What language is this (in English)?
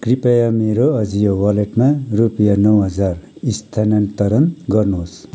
Nepali